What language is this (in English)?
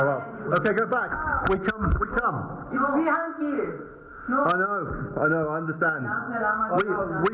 Thai